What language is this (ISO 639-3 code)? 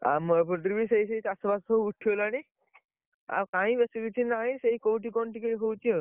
ori